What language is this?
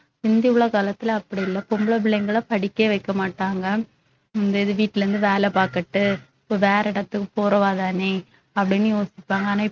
Tamil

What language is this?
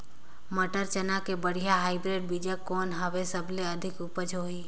Chhattisgarhi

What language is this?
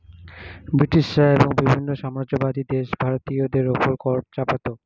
Bangla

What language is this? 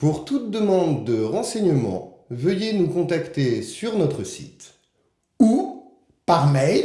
French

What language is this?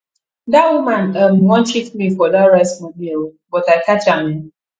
Nigerian Pidgin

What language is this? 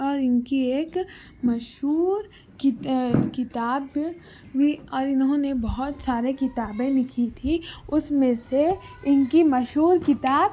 Urdu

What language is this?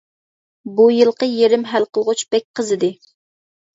Uyghur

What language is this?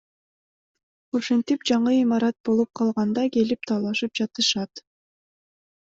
Kyrgyz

